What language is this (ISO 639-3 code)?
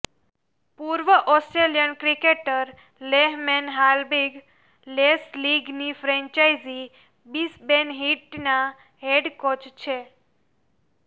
guj